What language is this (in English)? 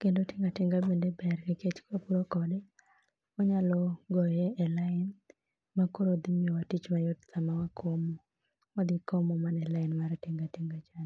Luo (Kenya and Tanzania)